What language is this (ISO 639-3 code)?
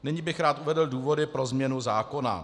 ces